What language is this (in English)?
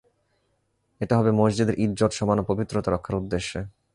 Bangla